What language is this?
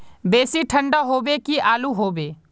Magahi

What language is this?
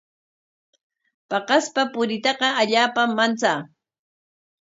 Corongo Ancash Quechua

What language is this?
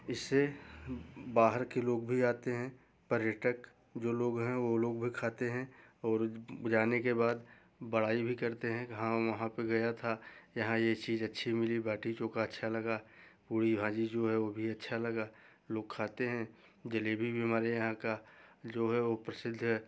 Hindi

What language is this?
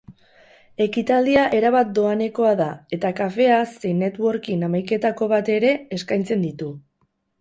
Basque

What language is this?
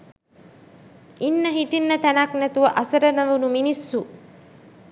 Sinhala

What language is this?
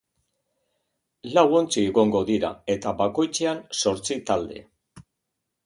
Basque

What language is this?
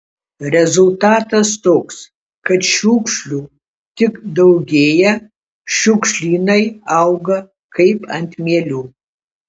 Lithuanian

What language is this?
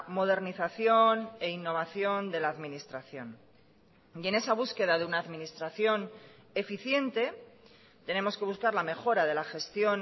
Spanish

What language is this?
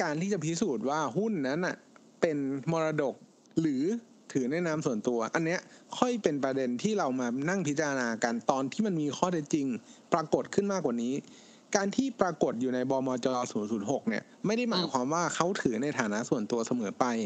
Thai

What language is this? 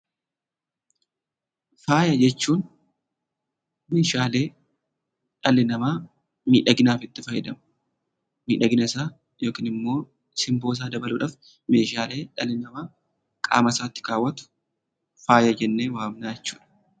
Oromo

